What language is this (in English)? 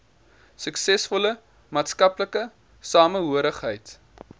Afrikaans